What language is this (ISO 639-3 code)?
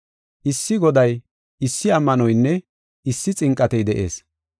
gof